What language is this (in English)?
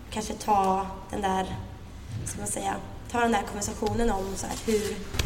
Swedish